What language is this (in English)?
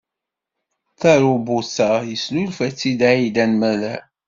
Kabyle